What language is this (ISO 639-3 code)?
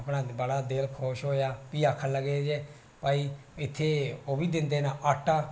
doi